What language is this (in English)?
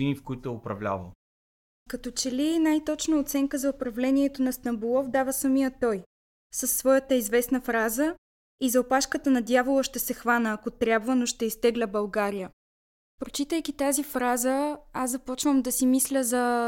Bulgarian